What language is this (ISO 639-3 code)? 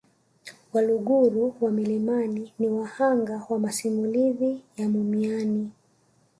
swa